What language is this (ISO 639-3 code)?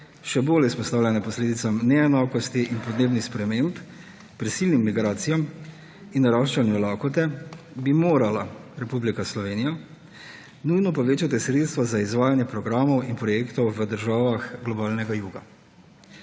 slv